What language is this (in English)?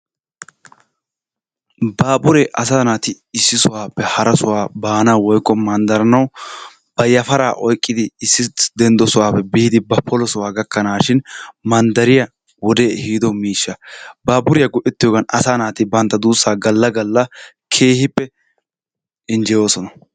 Wolaytta